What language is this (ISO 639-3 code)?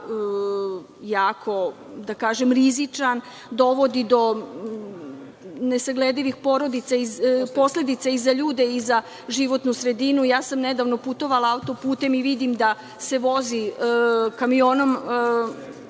srp